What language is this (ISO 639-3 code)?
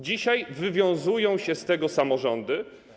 pol